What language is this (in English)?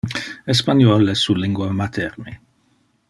Interlingua